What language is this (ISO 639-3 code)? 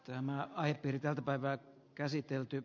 fin